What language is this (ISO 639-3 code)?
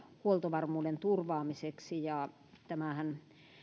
fin